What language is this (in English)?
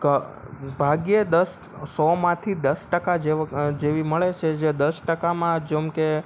Gujarati